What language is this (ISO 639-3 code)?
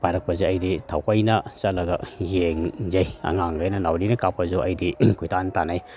mni